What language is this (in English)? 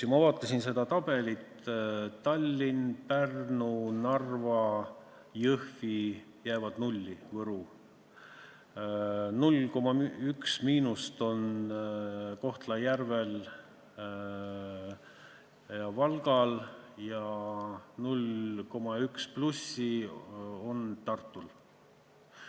Estonian